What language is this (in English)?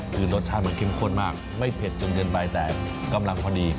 Thai